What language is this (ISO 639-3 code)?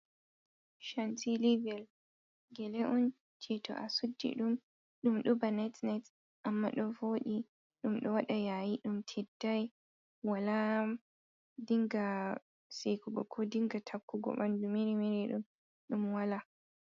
ful